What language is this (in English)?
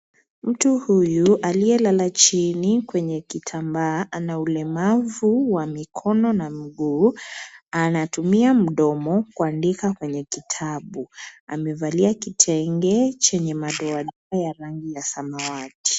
Swahili